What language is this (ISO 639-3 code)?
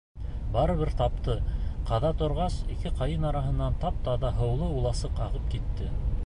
bak